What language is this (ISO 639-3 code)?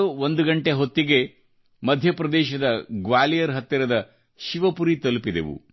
kan